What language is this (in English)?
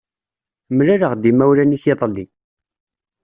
Kabyle